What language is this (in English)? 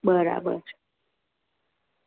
Gujarati